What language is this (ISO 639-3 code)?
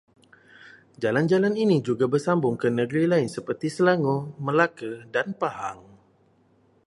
msa